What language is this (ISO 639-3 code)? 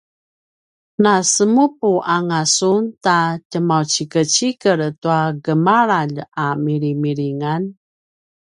pwn